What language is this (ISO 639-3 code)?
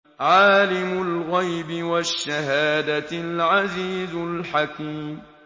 ara